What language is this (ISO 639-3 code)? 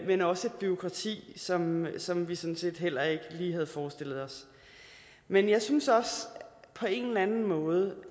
dan